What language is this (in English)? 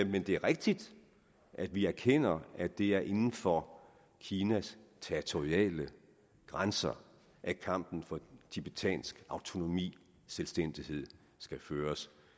Danish